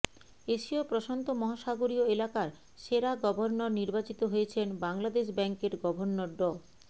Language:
Bangla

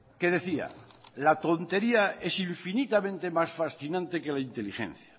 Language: Spanish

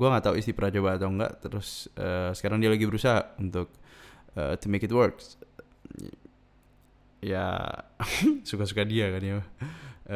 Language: Indonesian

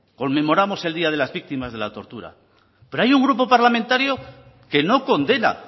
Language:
Spanish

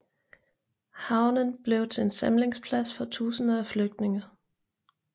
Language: Danish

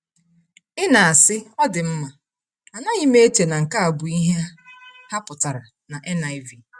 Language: Igbo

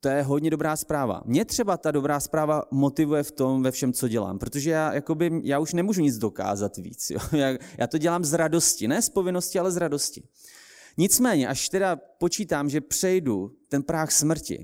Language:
Czech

